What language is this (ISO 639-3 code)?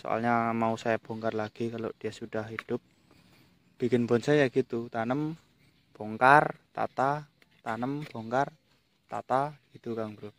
ind